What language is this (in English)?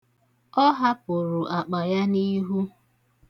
Igbo